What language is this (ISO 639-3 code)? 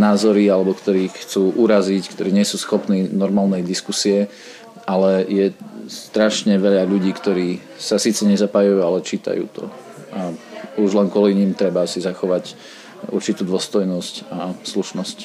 slk